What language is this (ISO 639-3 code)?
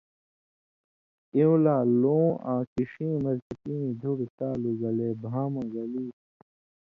mvy